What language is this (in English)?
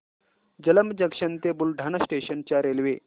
Marathi